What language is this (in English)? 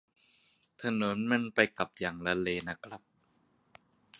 Thai